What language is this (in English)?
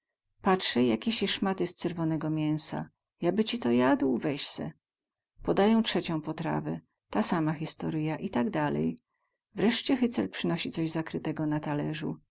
Polish